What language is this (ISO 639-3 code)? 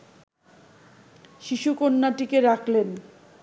ben